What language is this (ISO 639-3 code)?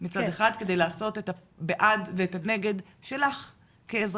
heb